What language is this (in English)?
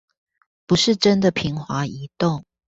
Chinese